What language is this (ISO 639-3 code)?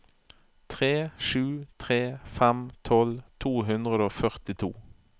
nor